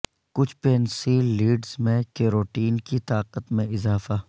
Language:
Urdu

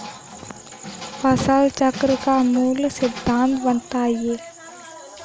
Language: Hindi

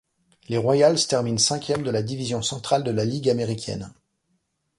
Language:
French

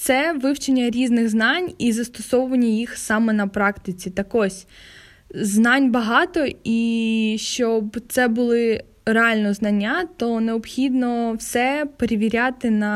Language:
Ukrainian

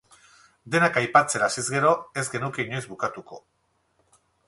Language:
Basque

